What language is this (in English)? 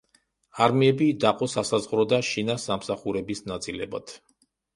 Georgian